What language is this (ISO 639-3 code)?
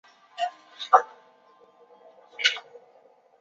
zho